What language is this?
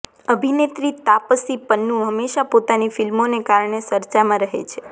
Gujarati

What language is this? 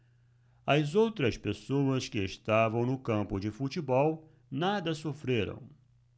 Portuguese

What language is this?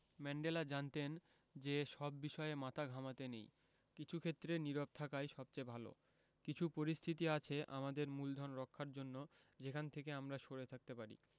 Bangla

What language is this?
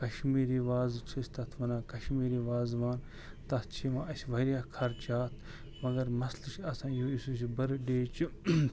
Kashmiri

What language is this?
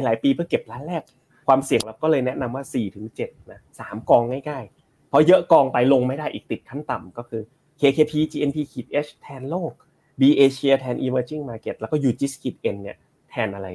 Thai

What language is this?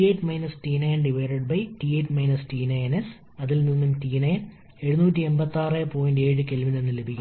Malayalam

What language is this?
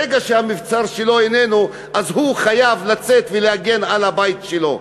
Hebrew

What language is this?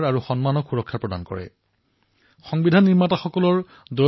Assamese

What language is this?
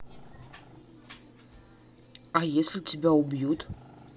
Russian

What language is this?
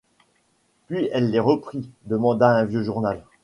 French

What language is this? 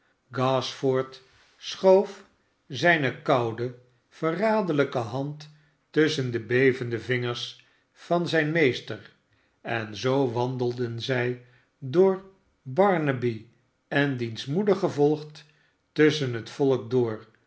Dutch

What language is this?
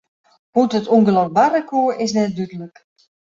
Western Frisian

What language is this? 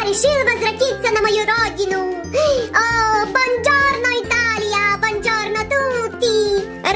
Russian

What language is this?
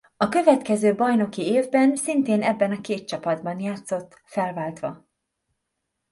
Hungarian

